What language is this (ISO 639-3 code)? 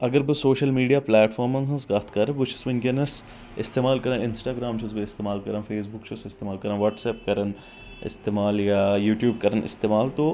kas